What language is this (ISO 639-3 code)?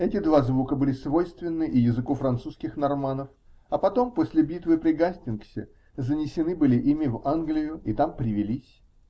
rus